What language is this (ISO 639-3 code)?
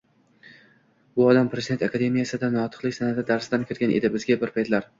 uzb